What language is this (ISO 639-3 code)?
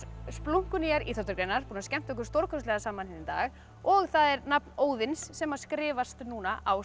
isl